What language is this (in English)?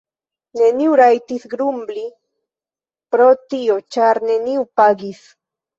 Esperanto